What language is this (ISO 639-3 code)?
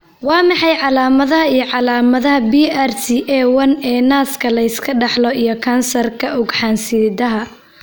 som